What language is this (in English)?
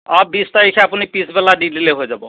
Assamese